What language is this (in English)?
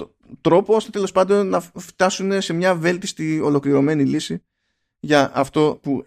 Greek